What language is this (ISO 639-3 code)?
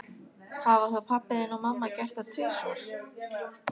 isl